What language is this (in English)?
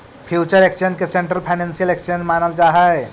Magahi